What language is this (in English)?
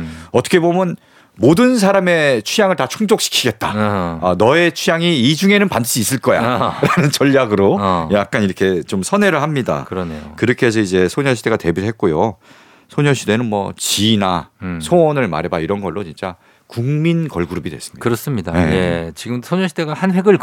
Korean